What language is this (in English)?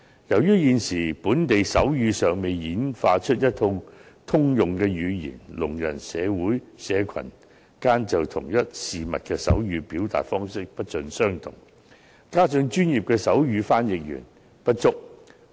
Cantonese